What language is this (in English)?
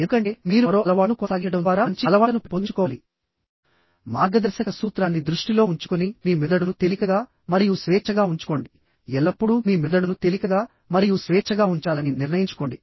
Telugu